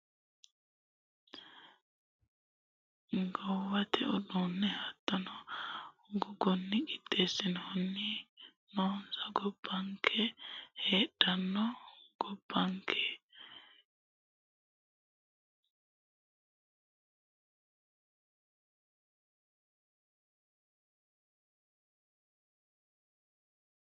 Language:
Sidamo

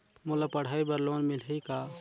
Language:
Chhattisgarhi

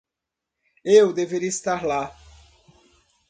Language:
Portuguese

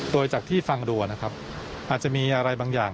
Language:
Thai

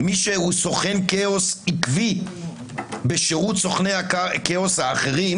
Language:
Hebrew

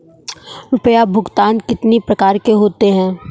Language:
Hindi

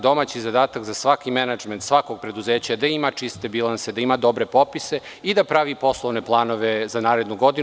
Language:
Serbian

